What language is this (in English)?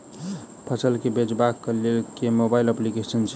Maithili